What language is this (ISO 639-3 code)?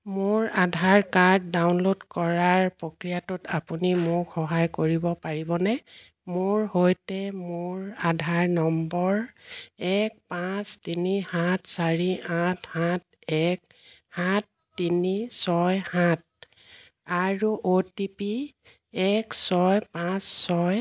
asm